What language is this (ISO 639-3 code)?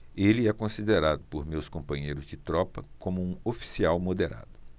por